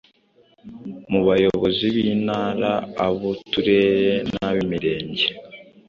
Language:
Kinyarwanda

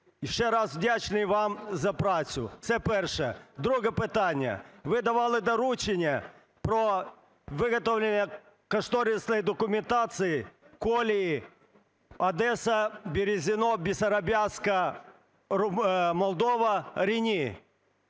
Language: Ukrainian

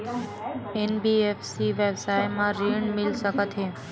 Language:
Chhattisgarhi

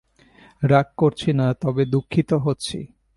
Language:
Bangla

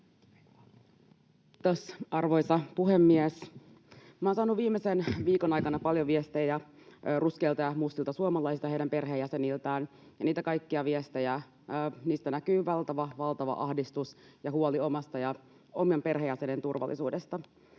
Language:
Finnish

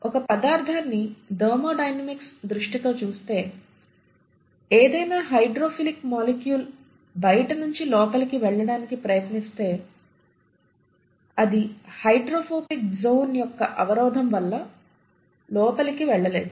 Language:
Telugu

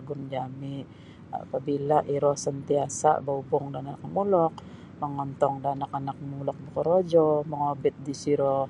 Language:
Sabah Bisaya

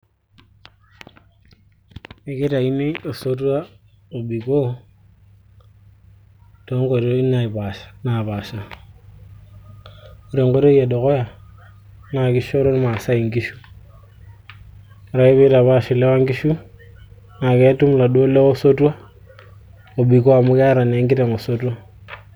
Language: Masai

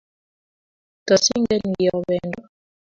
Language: Kalenjin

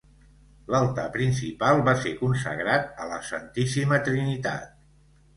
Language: Catalan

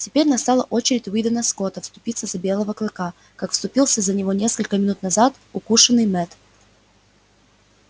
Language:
Russian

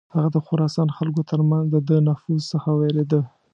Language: Pashto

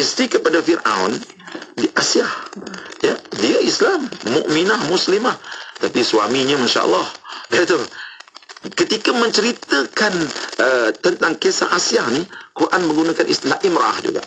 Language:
Malay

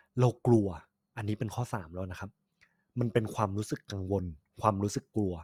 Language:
Thai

